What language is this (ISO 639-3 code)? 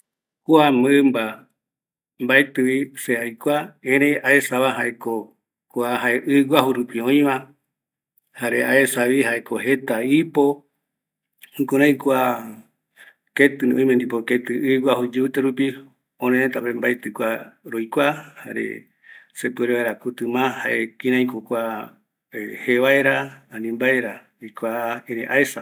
gui